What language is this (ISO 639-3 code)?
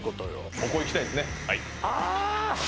jpn